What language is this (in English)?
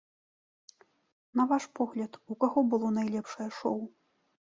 Belarusian